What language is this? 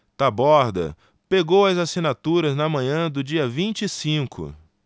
Portuguese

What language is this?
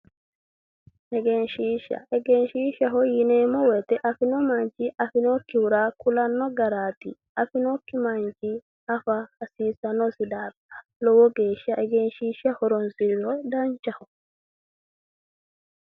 Sidamo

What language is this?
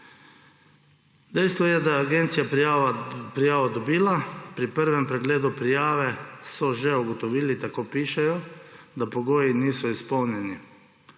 Slovenian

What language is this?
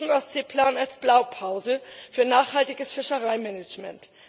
German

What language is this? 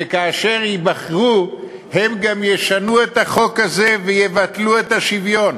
Hebrew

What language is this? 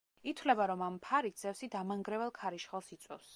Georgian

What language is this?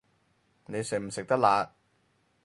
Cantonese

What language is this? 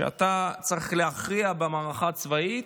Hebrew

